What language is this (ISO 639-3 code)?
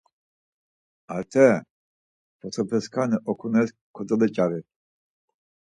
lzz